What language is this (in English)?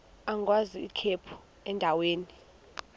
Xhosa